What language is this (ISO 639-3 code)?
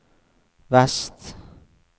nor